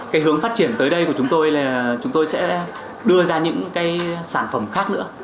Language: Vietnamese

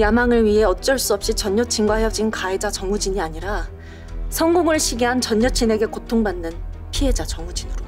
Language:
Korean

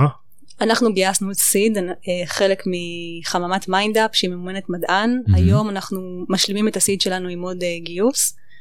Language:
Hebrew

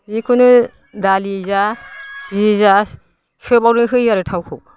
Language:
Bodo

